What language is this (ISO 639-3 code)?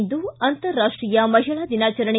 kan